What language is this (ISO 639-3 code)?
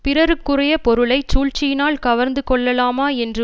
tam